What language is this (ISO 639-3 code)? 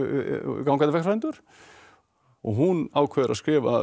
isl